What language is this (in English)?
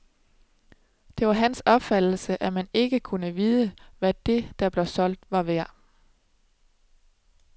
Danish